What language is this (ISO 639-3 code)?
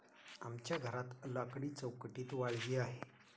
mar